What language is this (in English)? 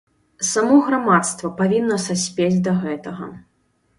Belarusian